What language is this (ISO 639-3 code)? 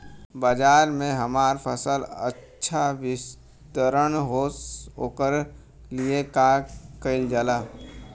bho